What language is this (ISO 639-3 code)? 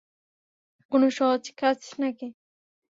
ben